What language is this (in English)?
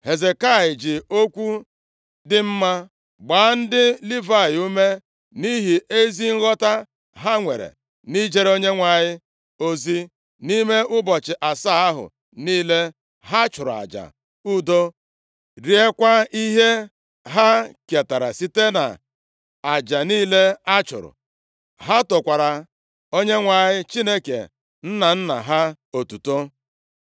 Igbo